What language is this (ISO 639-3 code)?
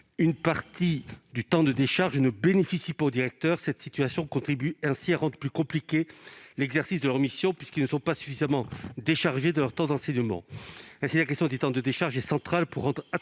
fra